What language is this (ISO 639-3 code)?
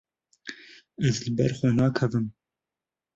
kur